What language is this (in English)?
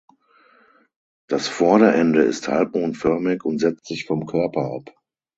German